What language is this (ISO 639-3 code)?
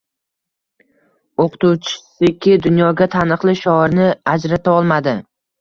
uzb